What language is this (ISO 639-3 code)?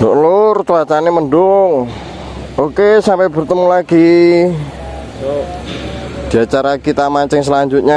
ind